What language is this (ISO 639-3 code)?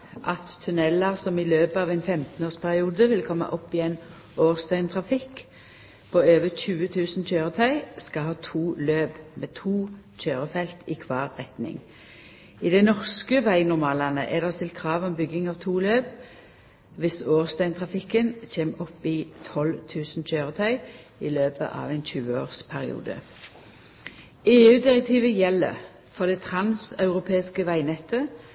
nno